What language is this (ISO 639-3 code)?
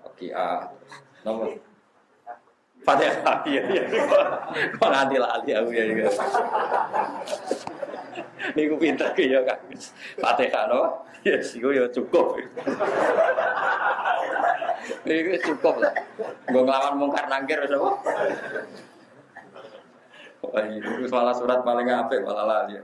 ind